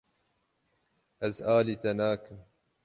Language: Kurdish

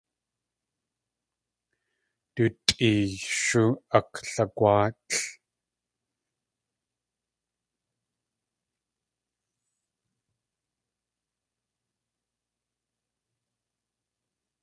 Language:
Tlingit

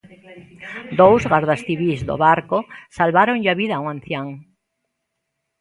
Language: Galician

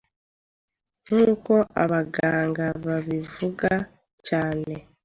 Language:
Kinyarwanda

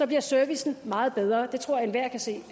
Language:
Danish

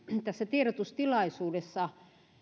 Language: Finnish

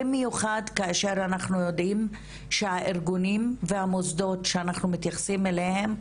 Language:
Hebrew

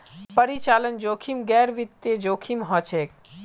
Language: Magahi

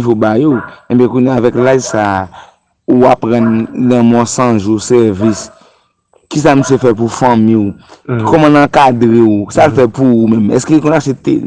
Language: French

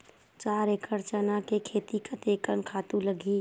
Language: Chhattisgarhi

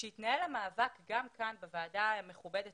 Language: Hebrew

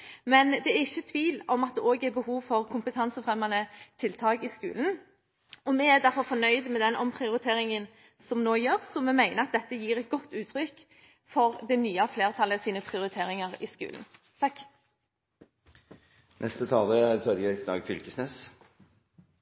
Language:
Norwegian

